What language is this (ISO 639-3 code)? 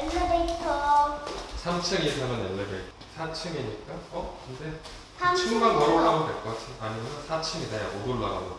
kor